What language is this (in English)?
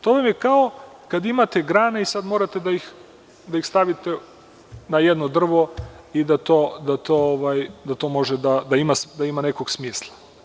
Serbian